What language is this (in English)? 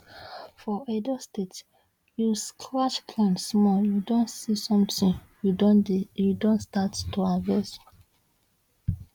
Nigerian Pidgin